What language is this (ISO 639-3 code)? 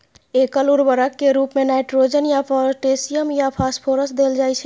mai